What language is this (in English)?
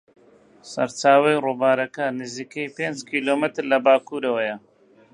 Central Kurdish